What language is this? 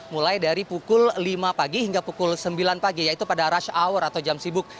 Indonesian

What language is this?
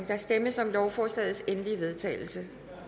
Danish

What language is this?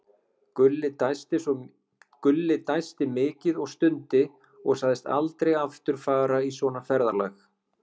Icelandic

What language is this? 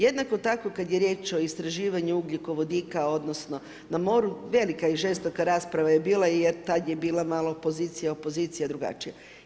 Croatian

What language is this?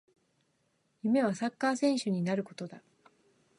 Japanese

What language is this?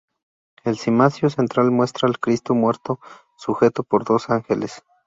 Spanish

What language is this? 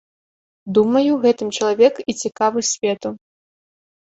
Belarusian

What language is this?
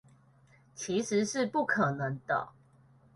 Chinese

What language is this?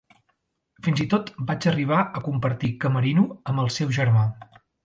Catalan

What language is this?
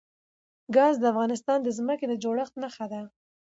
Pashto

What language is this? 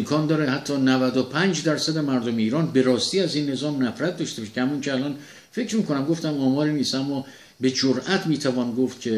Persian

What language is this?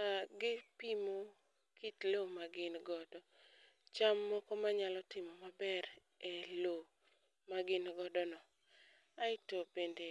Luo (Kenya and Tanzania)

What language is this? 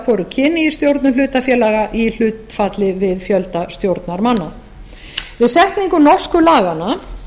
Icelandic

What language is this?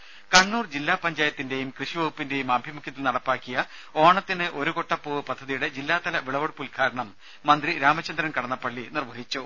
Malayalam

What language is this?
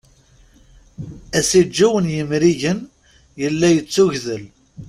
Kabyle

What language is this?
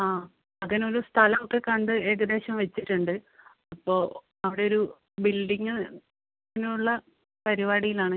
Malayalam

